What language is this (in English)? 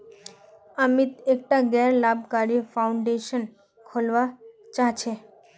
Magahi